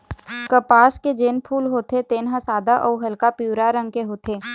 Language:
Chhattisgarhi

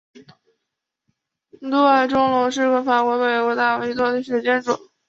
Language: Chinese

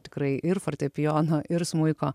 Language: Lithuanian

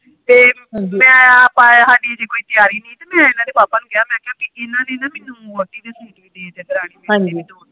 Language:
Punjabi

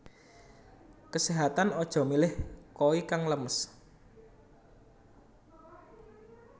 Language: Javanese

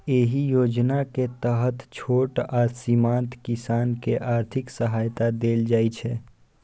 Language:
Maithili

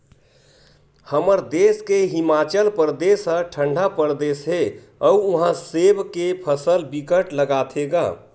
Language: Chhattisgarhi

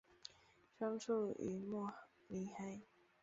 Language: Chinese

